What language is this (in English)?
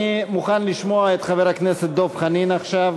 Hebrew